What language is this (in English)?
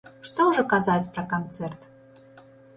Belarusian